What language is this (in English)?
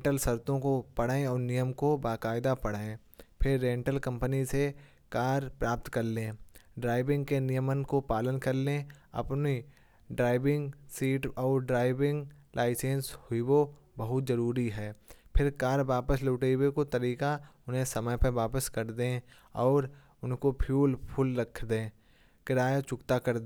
Kanauji